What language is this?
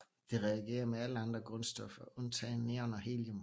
Danish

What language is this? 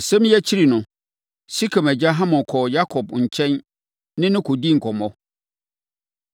Akan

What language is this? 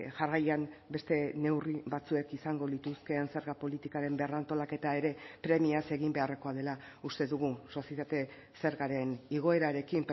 Basque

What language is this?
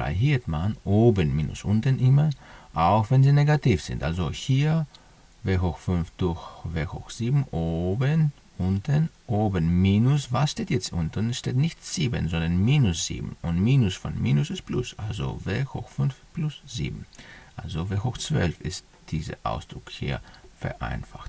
German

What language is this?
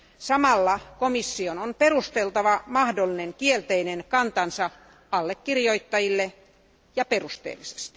Finnish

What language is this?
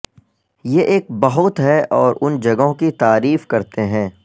Urdu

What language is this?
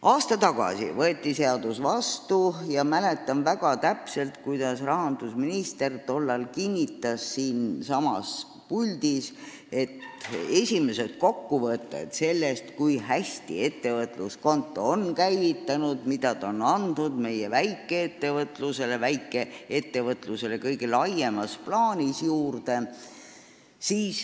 Estonian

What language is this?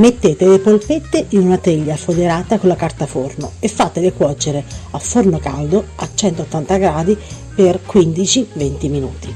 Italian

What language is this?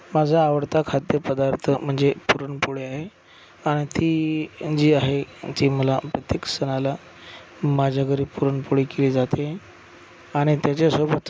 Marathi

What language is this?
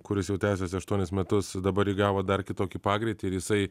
Lithuanian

